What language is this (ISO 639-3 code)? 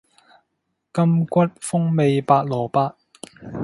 yue